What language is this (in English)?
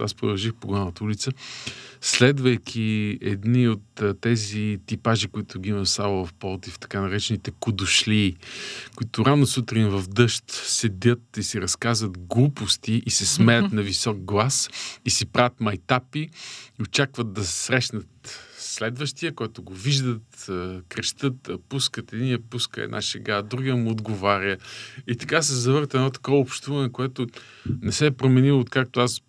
Bulgarian